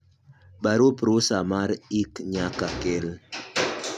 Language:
Luo (Kenya and Tanzania)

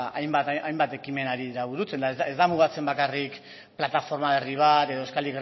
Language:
Basque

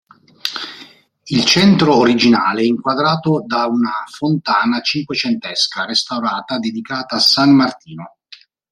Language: Italian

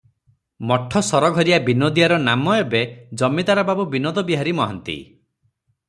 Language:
Odia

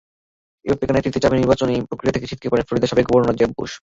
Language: Bangla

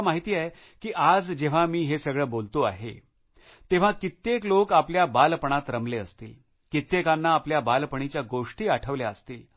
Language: Marathi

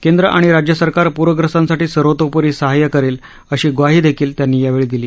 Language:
Marathi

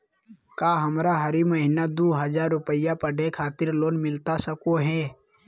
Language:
Magahi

